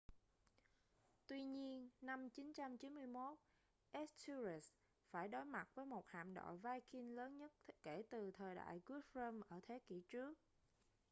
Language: Vietnamese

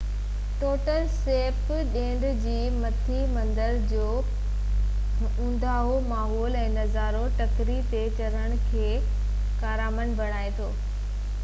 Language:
Sindhi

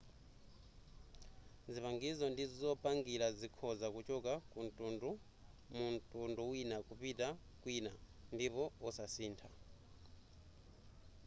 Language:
Nyanja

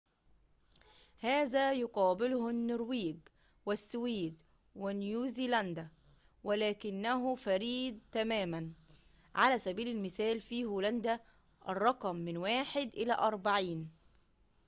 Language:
Arabic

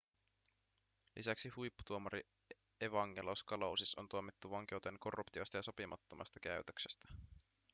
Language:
Finnish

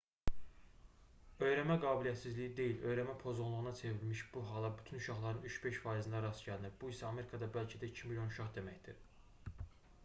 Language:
Azerbaijani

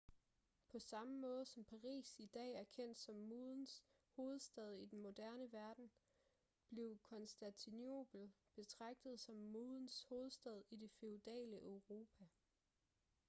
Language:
Danish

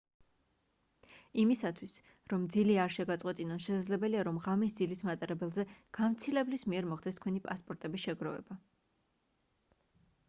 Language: Georgian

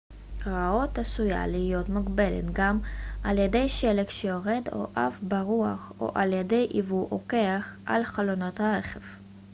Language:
Hebrew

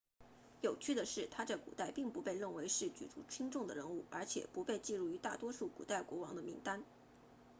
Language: Chinese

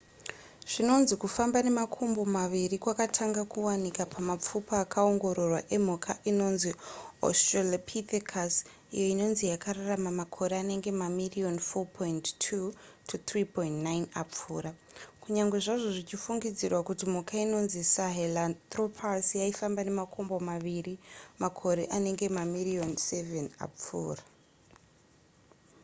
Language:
Shona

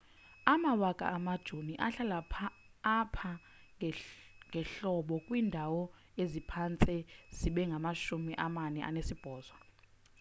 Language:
Xhosa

